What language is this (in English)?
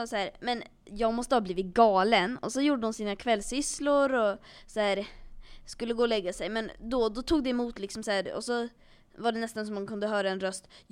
Swedish